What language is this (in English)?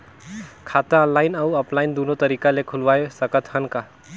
Chhattisgarhi